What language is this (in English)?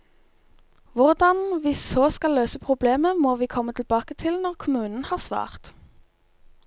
Norwegian